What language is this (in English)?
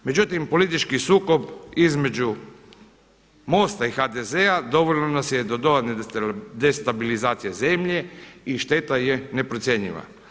Croatian